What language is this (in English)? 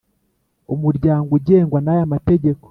Kinyarwanda